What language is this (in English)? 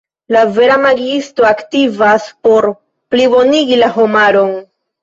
Esperanto